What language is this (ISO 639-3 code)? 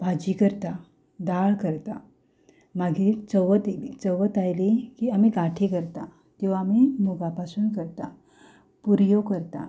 kok